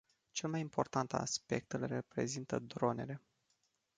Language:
Romanian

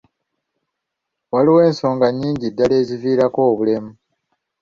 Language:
Ganda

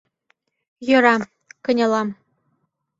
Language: Mari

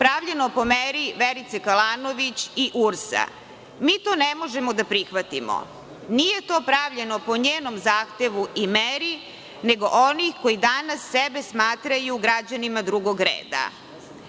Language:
Serbian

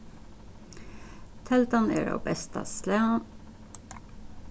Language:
Faroese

